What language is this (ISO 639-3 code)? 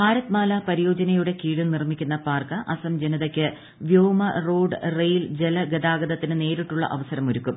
mal